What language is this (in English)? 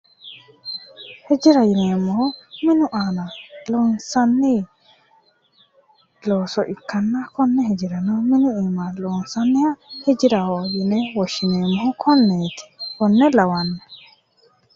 Sidamo